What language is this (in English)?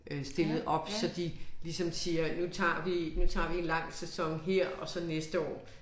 Danish